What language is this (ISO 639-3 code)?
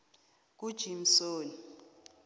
nbl